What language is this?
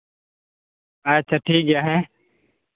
Santali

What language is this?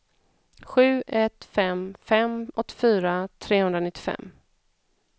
Swedish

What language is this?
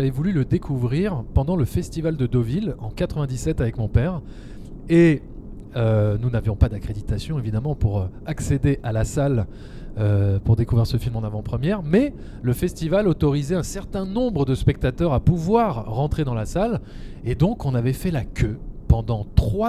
French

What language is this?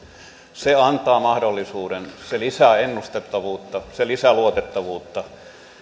Finnish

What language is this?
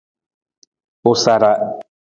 Nawdm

